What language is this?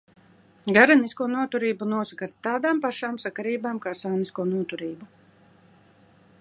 Latvian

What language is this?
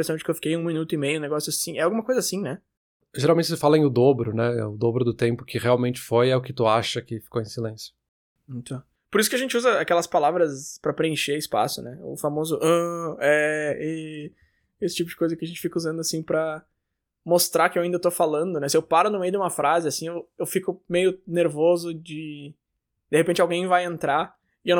Portuguese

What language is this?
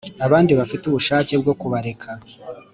Kinyarwanda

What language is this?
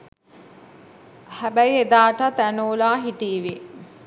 Sinhala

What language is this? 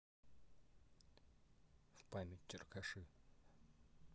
Russian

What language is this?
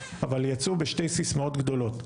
Hebrew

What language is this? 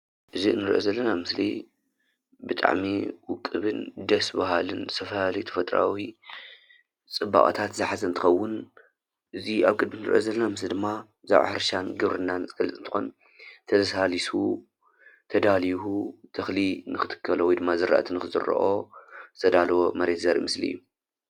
Tigrinya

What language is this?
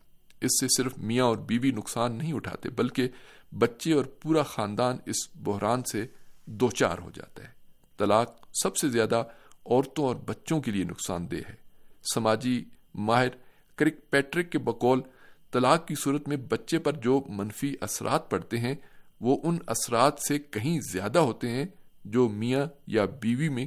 Urdu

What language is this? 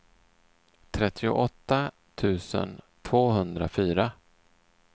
Swedish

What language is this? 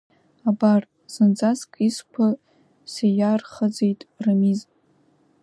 Abkhazian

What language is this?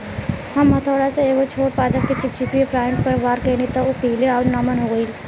Bhojpuri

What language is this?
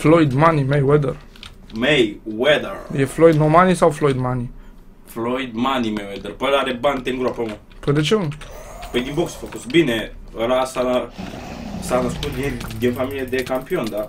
Romanian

